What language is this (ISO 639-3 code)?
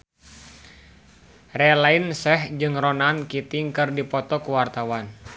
sun